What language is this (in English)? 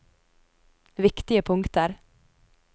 Norwegian